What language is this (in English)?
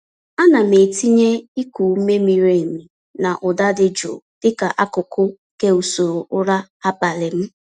Igbo